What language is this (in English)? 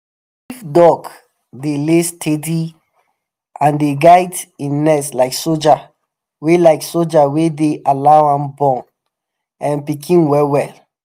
Nigerian Pidgin